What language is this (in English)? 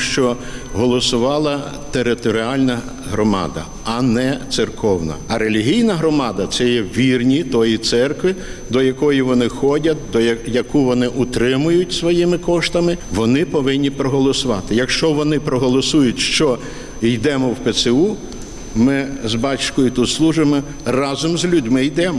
Ukrainian